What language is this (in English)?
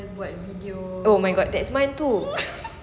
English